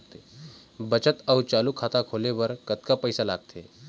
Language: Chhattisgarhi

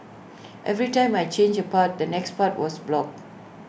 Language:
English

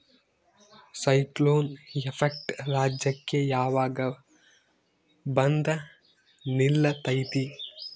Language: Kannada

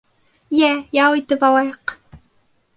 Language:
Bashkir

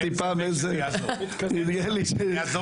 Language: Hebrew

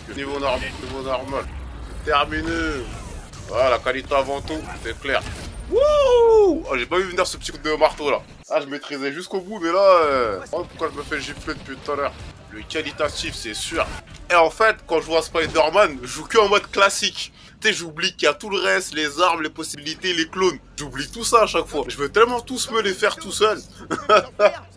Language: French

